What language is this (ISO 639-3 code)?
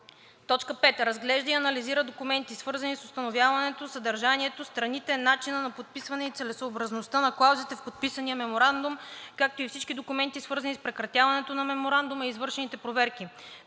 bul